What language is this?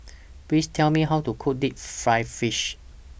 English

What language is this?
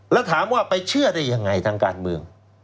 Thai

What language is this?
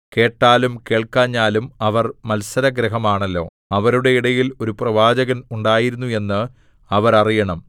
Malayalam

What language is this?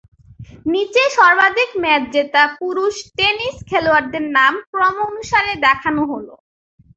Bangla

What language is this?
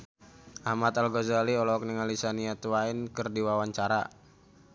Sundanese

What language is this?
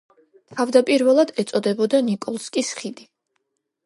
Georgian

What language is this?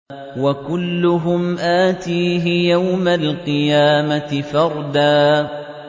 Arabic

